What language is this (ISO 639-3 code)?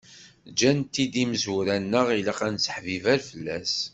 kab